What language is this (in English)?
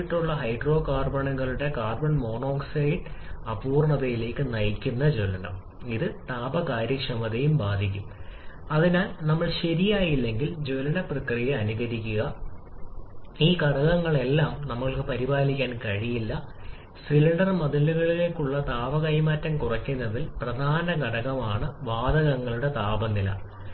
Malayalam